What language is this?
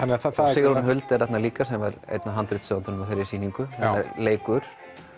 Icelandic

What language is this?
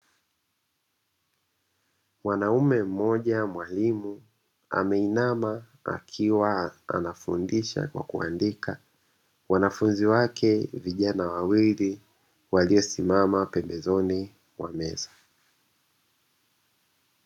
Swahili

